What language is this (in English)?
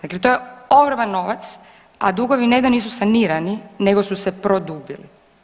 Croatian